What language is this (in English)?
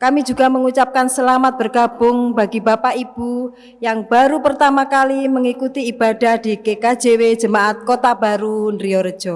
Indonesian